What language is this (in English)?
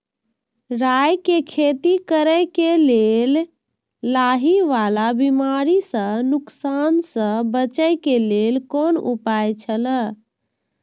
Maithili